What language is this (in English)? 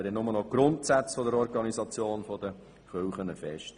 Swiss German